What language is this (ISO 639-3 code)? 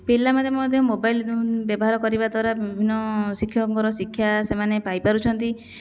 ori